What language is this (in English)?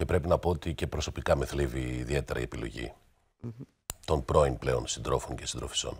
Greek